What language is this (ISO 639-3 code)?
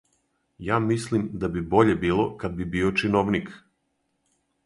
srp